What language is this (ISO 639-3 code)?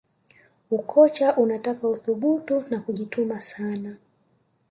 swa